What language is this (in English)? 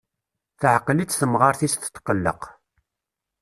Kabyle